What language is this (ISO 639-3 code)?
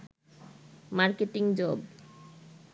ben